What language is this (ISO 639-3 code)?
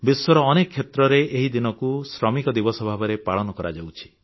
ori